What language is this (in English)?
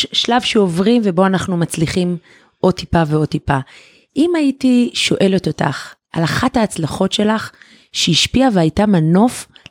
Hebrew